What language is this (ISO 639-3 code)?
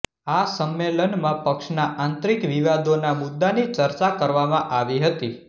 guj